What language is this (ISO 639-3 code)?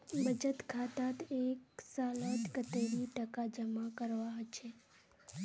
mag